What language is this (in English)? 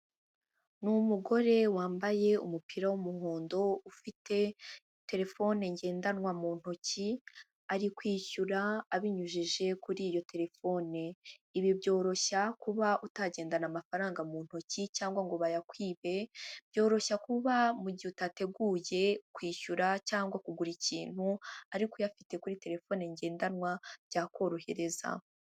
Kinyarwanda